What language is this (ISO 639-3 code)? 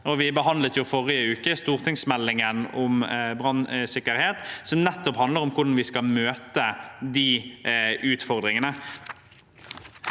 nor